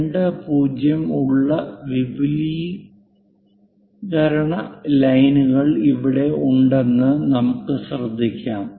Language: Malayalam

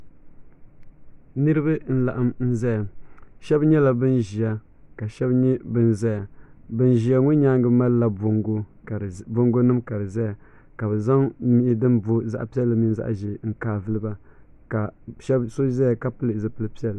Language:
Dagbani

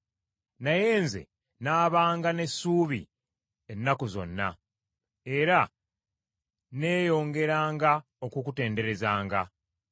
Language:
Ganda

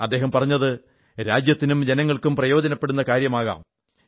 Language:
Malayalam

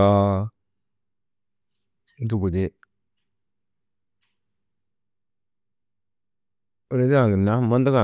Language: Tedaga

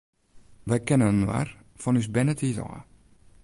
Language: Western Frisian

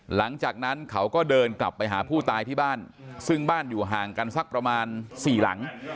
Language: Thai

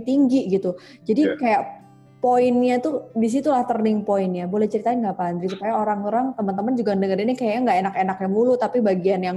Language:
Indonesian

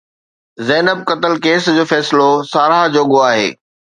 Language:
Sindhi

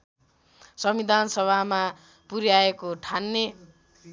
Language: Nepali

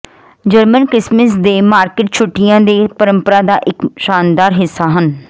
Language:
Punjabi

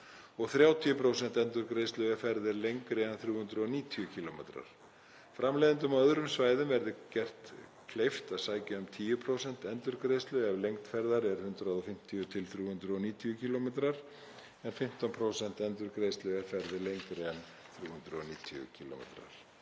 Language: Icelandic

